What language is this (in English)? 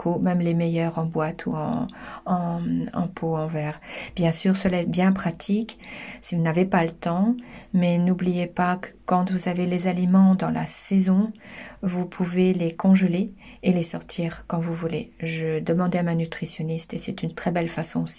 French